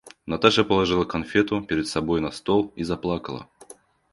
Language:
Russian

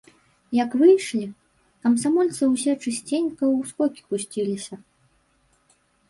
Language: Belarusian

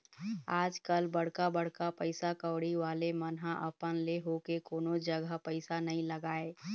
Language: Chhattisgarhi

